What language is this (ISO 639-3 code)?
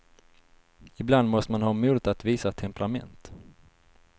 swe